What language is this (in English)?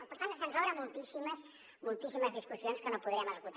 Catalan